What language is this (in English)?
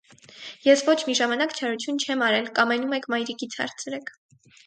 Armenian